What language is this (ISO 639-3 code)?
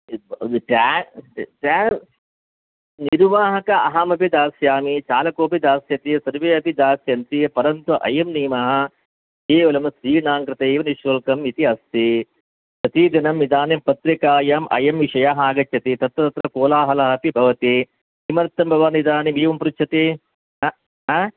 san